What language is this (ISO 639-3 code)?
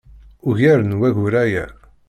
kab